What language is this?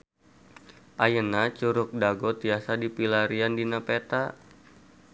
Sundanese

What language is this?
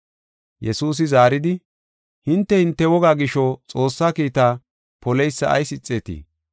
Gofa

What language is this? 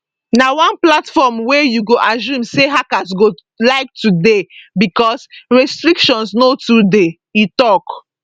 Nigerian Pidgin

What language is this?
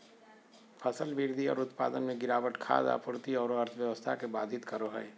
Magahi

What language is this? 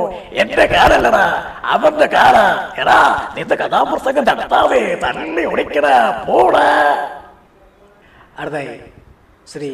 Malayalam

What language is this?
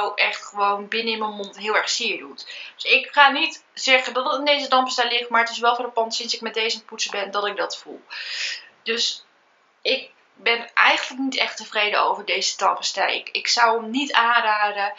Dutch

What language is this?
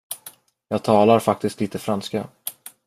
Swedish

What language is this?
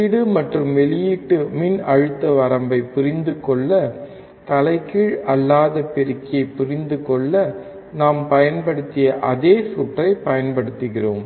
Tamil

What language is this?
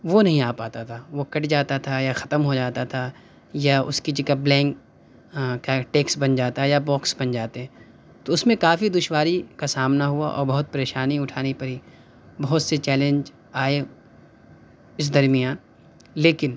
Urdu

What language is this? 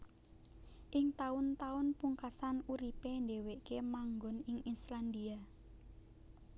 Javanese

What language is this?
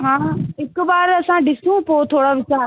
Sindhi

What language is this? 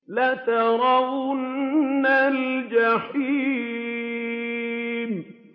Arabic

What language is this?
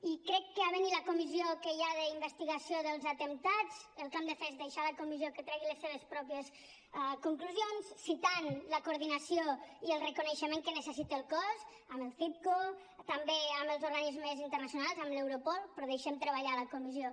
Catalan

